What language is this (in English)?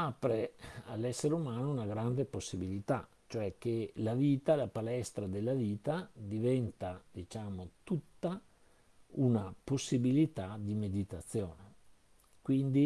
Italian